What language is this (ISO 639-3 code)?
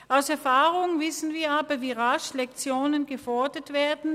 gsw